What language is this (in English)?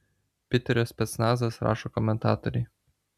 Lithuanian